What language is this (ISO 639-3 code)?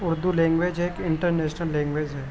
urd